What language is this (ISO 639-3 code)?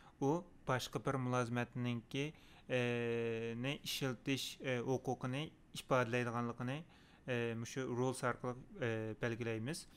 tur